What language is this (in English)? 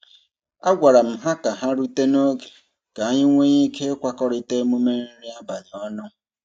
Igbo